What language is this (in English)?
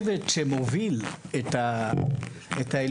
Hebrew